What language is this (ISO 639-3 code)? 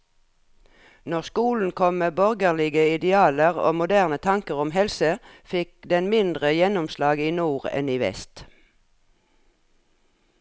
nor